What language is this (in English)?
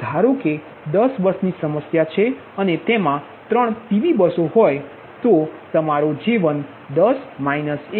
Gujarati